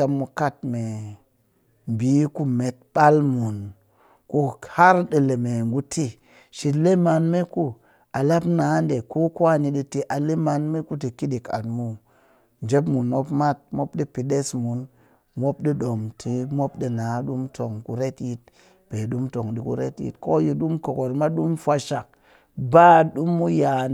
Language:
Cakfem-Mushere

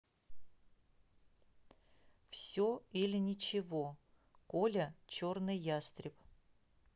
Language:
Russian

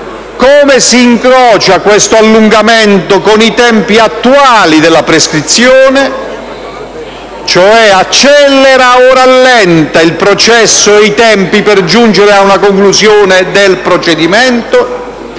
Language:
Italian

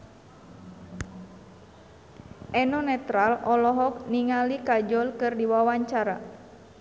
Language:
Sundanese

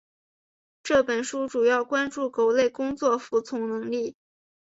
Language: Chinese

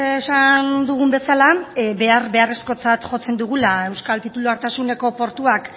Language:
Basque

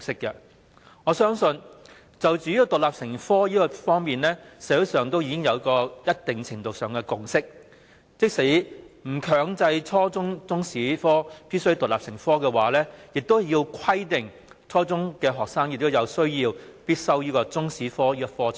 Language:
Cantonese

